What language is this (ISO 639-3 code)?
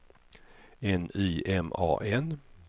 swe